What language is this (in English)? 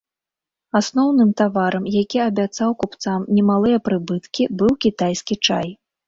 Belarusian